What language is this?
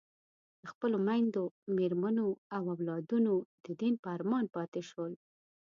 Pashto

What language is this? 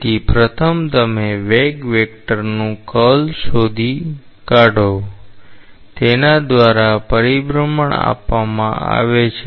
Gujarati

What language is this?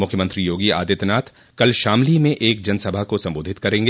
Hindi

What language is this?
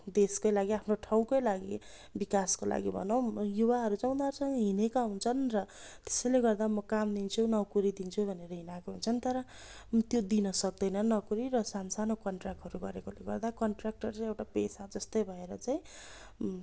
Nepali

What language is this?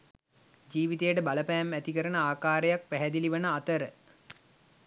Sinhala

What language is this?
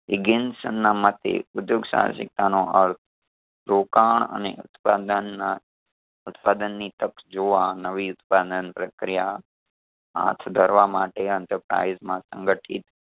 Gujarati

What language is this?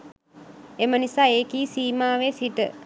Sinhala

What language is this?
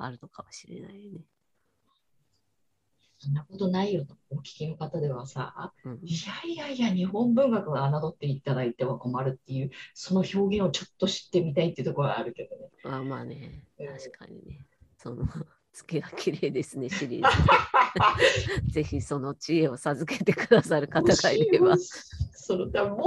Japanese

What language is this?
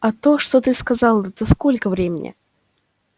Russian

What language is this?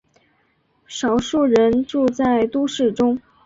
Chinese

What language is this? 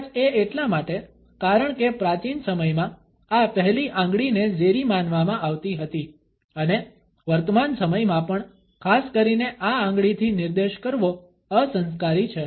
Gujarati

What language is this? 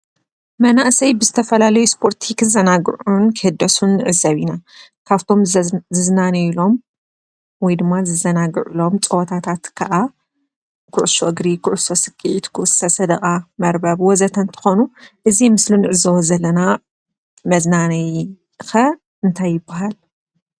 Tigrinya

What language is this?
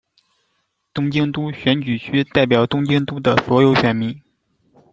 Chinese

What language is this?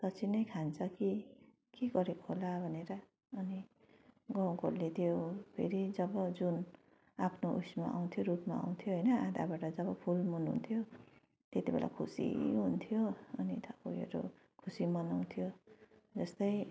Nepali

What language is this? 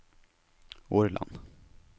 Norwegian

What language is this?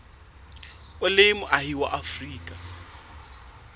Southern Sotho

